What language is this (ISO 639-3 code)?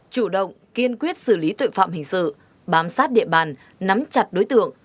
vie